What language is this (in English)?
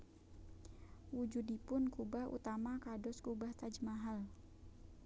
Javanese